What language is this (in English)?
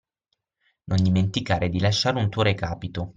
Italian